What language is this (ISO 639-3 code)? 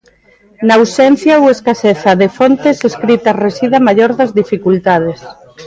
glg